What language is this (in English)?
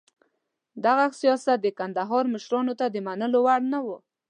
Pashto